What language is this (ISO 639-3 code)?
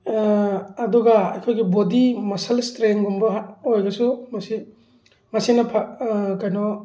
mni